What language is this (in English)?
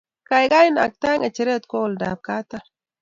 Kalenjin